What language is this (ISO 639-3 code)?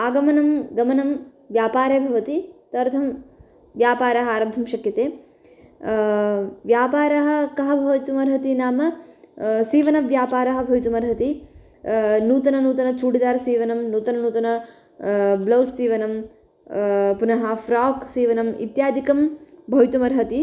san